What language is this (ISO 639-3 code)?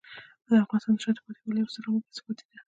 pus